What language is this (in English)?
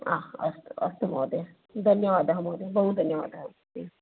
Sanskrit